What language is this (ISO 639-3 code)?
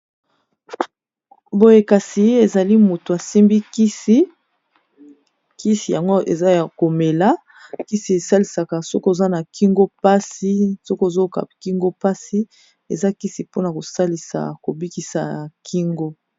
lin